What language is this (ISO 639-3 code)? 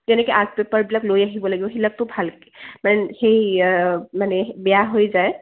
asm